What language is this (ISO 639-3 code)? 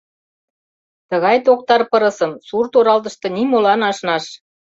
chm